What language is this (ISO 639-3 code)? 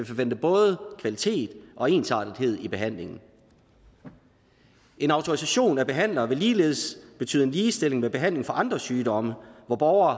dan